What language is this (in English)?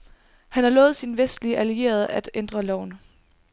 Danish